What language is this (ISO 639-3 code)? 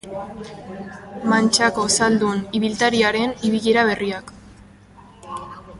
eus